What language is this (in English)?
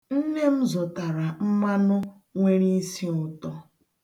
Igbo